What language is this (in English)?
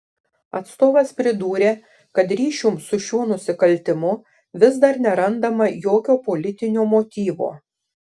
Lithuanian